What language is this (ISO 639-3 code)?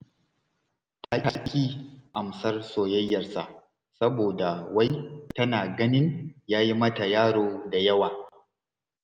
hau